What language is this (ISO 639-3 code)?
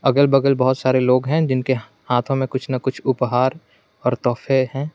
hin